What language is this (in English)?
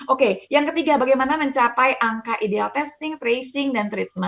Indonesian